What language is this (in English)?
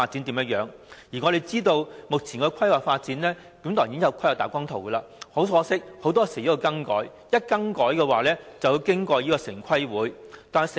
Cantonese